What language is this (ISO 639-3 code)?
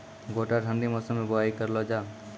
mai